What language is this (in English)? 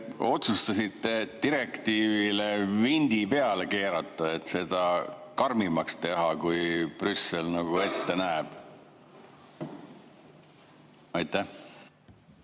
Estonian